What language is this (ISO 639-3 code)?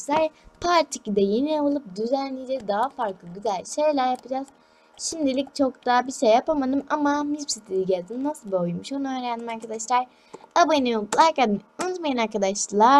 tur